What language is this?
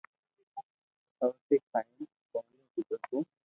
Loarki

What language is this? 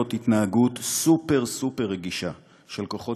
Hebrew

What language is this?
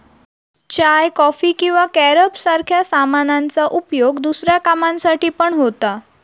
Marathi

